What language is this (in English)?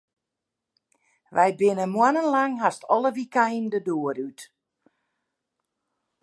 Western Frisian